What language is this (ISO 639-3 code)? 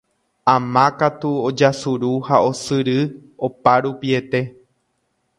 grn